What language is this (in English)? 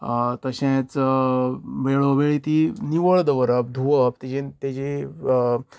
Konkani